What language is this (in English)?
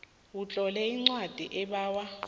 South Ndebele